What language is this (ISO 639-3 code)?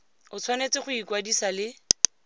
tsn